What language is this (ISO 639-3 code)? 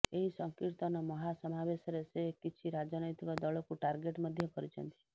ori